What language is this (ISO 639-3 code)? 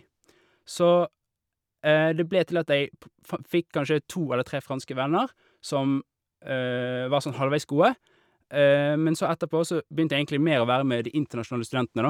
nor